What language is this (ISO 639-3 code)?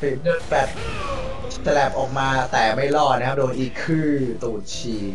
tha